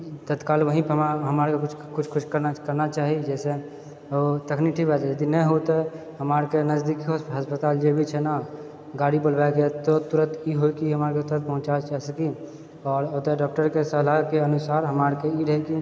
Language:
Maithili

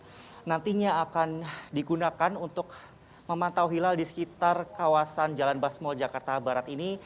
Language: Indonesian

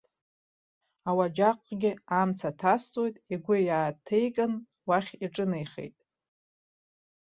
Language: Abkhazian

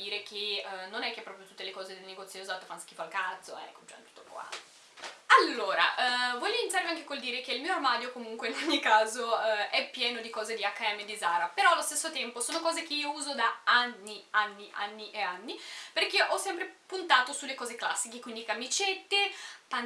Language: Italian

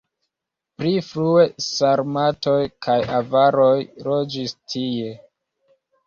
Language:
Esperanto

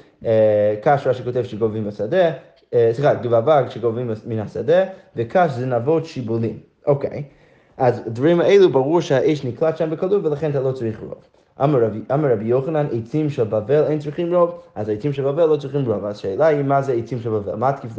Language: Hebrew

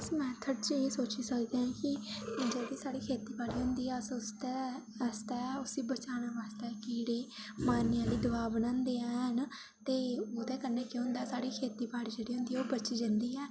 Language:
Dogri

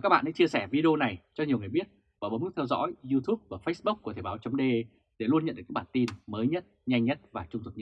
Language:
Vietnamese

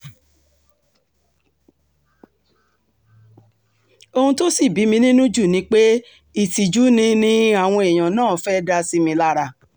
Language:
Yoruba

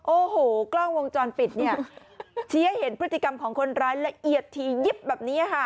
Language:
Thai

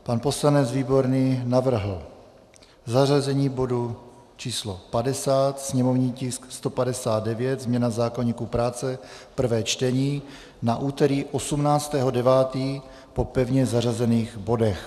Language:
Czech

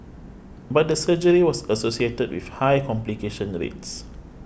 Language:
English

